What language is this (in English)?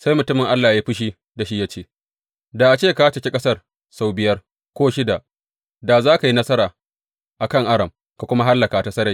Hausa